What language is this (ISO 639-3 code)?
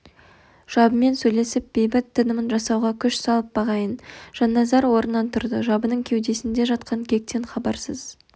kaz